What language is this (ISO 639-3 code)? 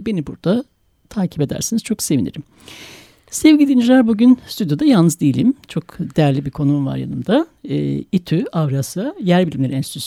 tur